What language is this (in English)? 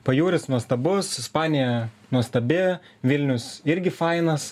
Lithuanian